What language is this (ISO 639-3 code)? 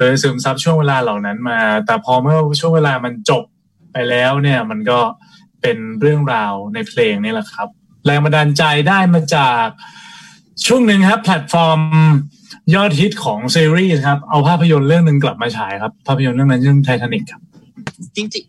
tha